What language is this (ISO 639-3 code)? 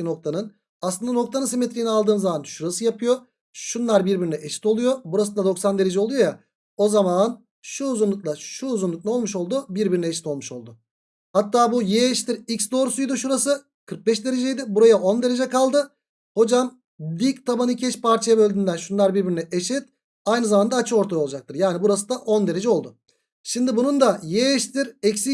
tur